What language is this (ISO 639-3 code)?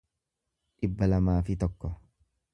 orm